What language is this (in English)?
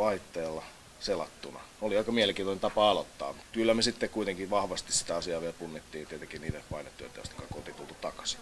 Finnish